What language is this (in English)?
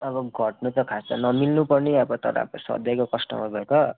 Nepali